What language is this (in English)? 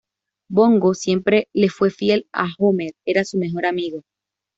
Spanish